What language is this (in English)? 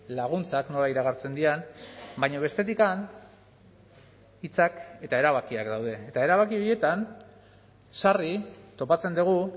Basque